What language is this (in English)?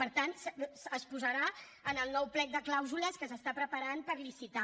Catalan